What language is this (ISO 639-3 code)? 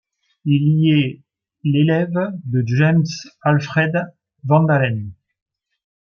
fra